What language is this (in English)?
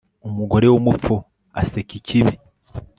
Kinyarwanda